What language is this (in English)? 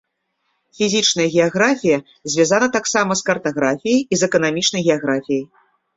Belarusian